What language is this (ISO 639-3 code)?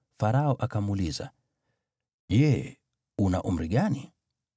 swa